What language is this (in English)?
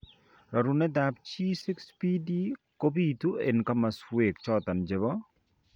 Kalenjin